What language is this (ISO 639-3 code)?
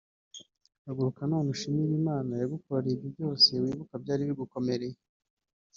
kin